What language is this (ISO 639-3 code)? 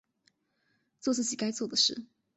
zho